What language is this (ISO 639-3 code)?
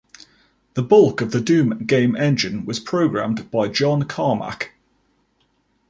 eng